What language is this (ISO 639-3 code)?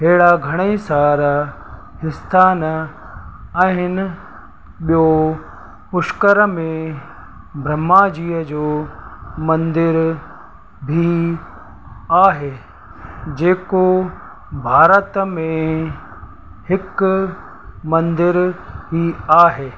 snd